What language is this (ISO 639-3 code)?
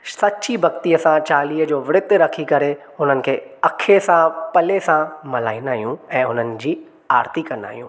snd